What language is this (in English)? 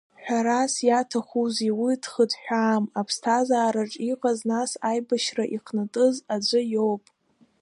Abkhazian